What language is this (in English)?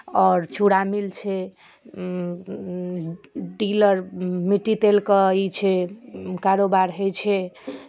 Maithili